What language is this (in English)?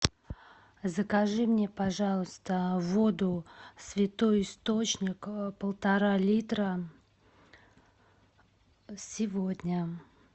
Russian